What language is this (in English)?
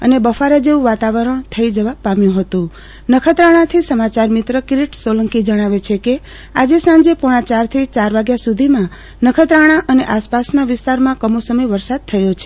Gujarati